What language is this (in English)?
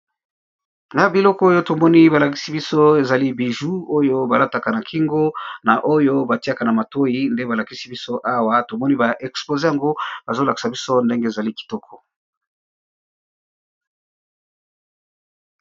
Lingala